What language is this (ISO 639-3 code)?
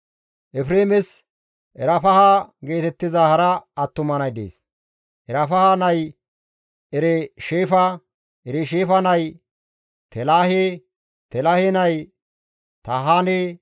gmv